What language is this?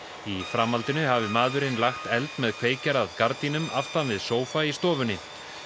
Icelandic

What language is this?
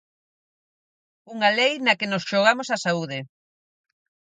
Galician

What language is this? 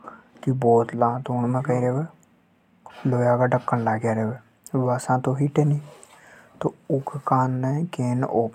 Hadothi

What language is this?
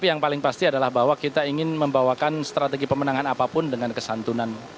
Indonesian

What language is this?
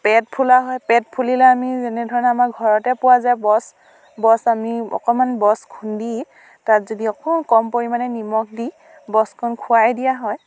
Assamese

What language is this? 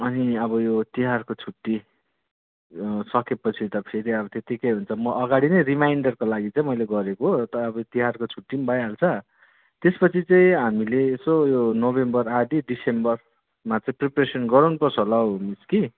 Nepali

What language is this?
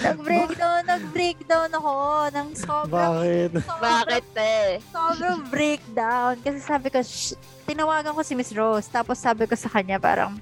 Filipino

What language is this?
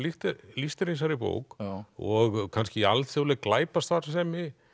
Icelandic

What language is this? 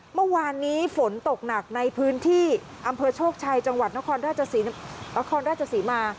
Thai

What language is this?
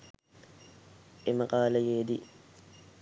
Sinhala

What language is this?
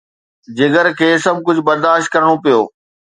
Sindhi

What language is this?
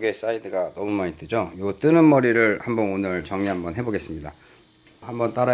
Korean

